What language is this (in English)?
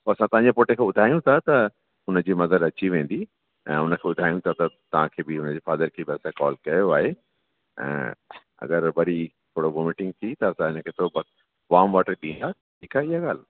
Sindhi